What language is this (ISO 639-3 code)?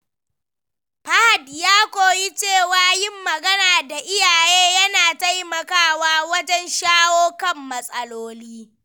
hau